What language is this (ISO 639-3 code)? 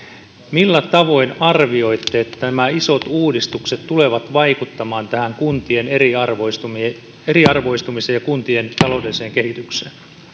fin